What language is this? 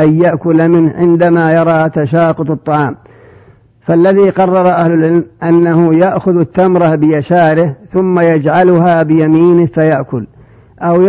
Arabic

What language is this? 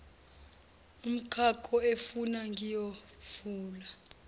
Zulu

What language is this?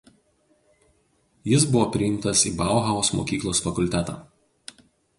Lithuanian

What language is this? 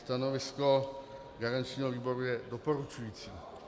Czech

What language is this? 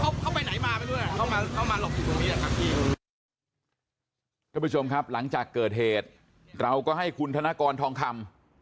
Thai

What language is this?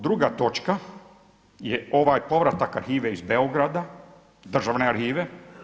Croatian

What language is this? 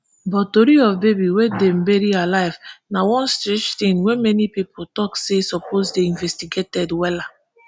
Nigerian Pidgin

